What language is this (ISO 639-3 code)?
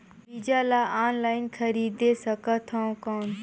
hne